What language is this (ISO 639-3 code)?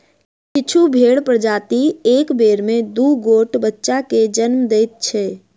mai